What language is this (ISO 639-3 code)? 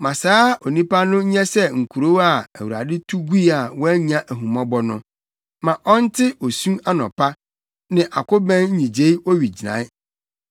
aka